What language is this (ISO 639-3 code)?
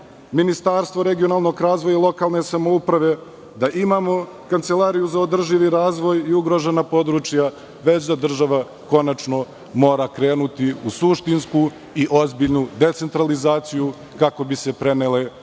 srp